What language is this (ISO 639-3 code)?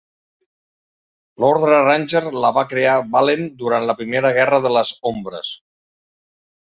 cat